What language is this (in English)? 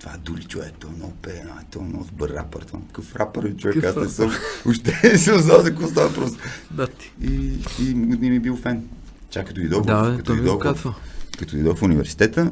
Bulgarian